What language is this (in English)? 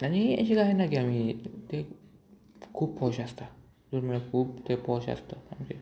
Konkani